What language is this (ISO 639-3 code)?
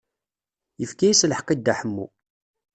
kab